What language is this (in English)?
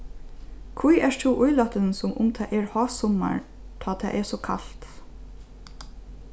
Faroese